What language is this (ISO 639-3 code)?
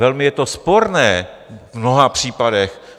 ces